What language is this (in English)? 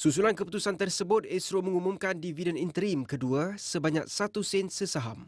Malay